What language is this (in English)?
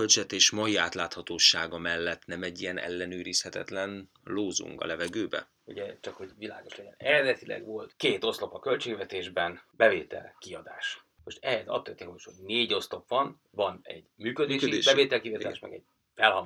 Hungarian